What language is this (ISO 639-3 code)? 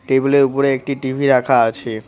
ben